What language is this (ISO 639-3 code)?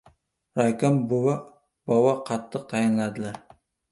uzb